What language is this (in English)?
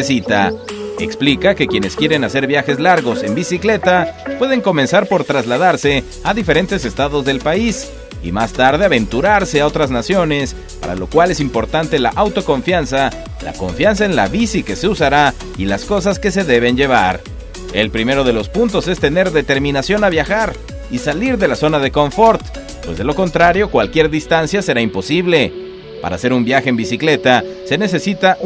Spanish